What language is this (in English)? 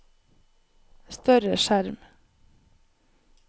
Norwegian